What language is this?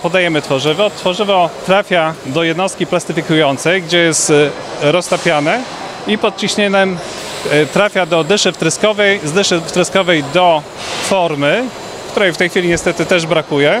Polish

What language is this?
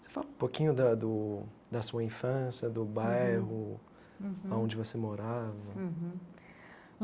Portuguese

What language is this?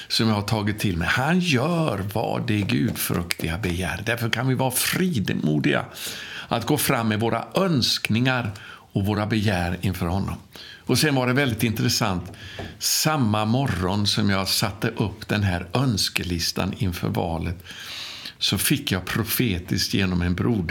Swedish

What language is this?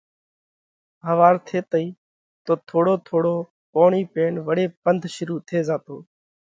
Parkari Koli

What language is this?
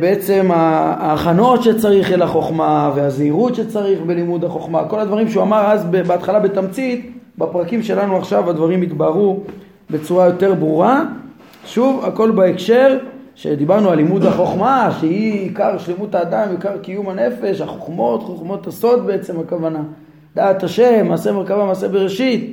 Hebrew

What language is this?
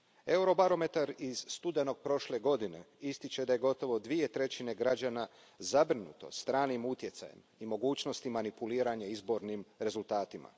Croatian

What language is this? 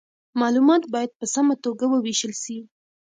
Pashto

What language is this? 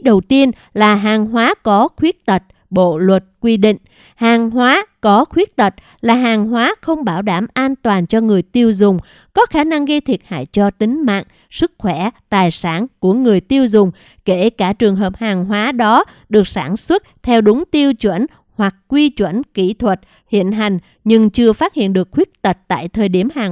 Vietnamese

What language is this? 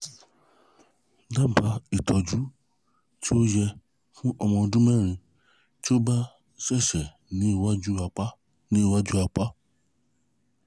Yoruba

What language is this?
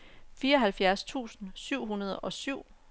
Danish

